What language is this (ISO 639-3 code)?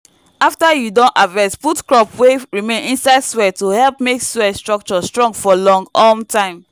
pcm